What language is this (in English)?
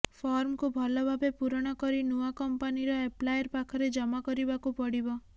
Odia